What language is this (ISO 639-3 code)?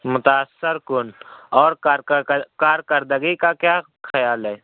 urd